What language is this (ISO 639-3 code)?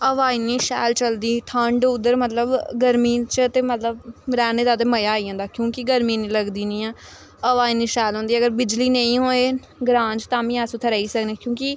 doi